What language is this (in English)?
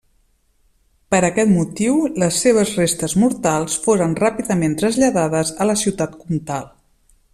Catalan